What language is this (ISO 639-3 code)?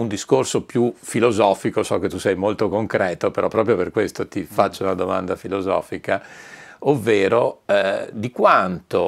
ita